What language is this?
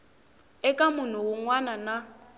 Tsonga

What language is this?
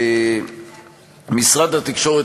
Hebrew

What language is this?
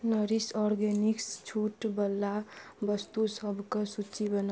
Maithili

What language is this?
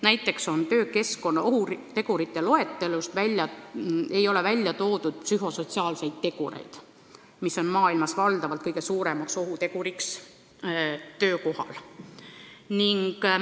Estonian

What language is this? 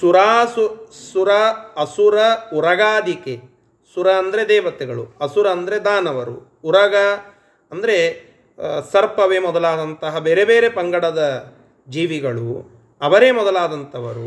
Kannada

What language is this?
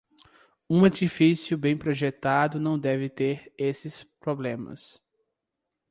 Portuguese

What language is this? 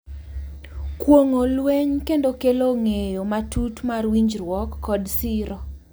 Luo (Kenya and Tanzania)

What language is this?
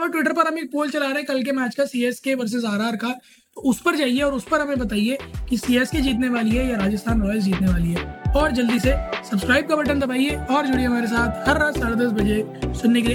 Hindi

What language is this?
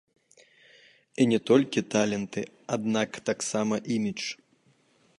Belarusian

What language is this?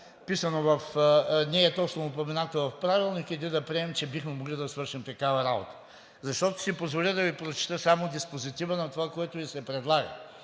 Bulgarian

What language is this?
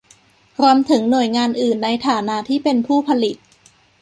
Thai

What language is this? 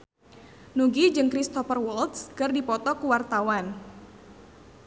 Sundanese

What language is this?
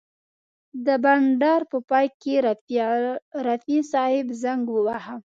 Pashto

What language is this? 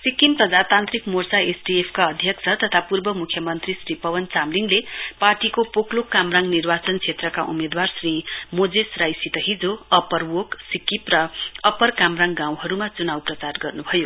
Nepali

